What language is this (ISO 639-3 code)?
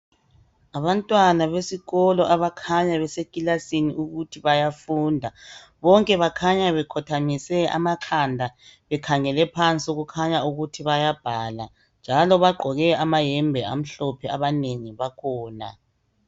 nde